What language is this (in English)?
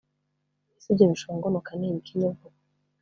Kinyarwanda